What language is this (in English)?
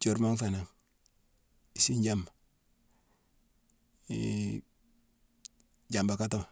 Mansoanka